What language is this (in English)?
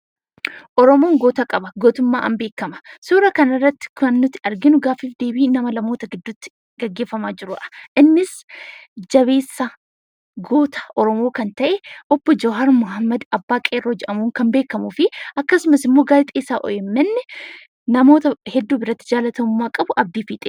Oromo